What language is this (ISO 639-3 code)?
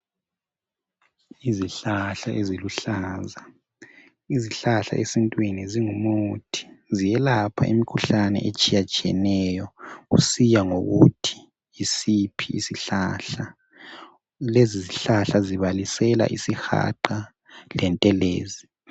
nde